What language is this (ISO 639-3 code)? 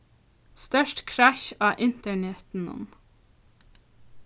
fao